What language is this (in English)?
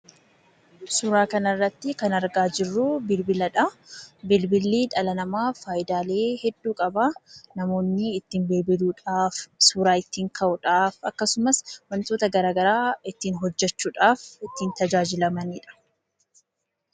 Oromo